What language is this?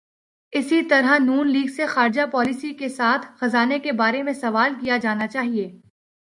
Urdu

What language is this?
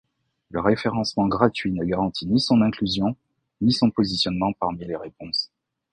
French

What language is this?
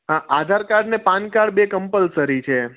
Gujarati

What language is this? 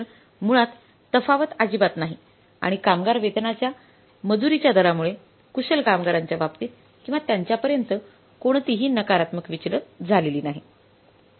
Marathi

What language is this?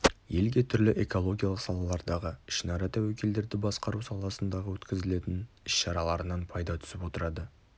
Kazakh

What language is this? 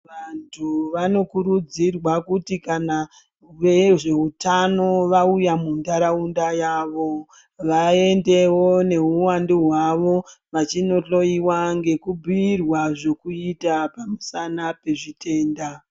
Ndau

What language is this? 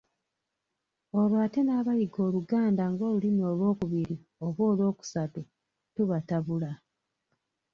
Ganda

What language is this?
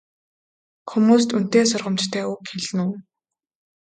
Mongolian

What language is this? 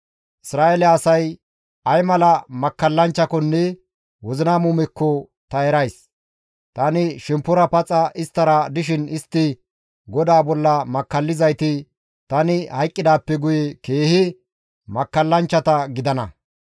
Gamo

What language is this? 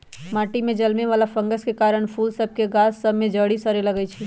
Magahi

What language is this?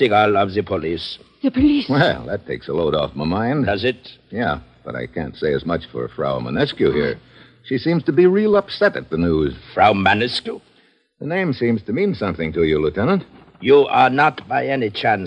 English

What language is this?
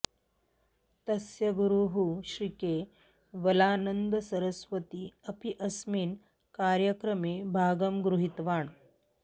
Sanskrit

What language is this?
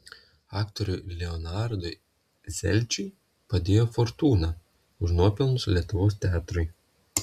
Lithuanian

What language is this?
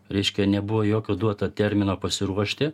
Lithuanian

